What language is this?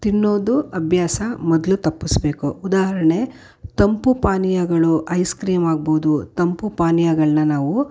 Kannada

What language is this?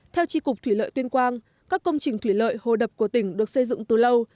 Vietnamese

